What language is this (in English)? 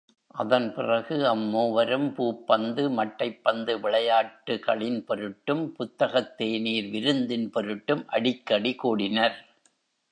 Tamil